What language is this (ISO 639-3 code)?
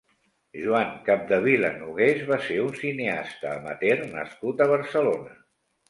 cat